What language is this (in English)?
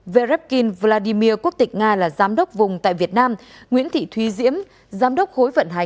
Vietnamese